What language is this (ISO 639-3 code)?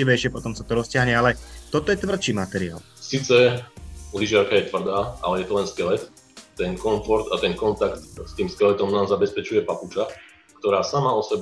slk